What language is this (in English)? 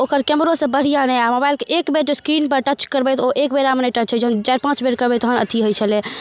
Maithili